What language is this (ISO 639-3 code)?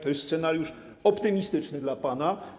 pol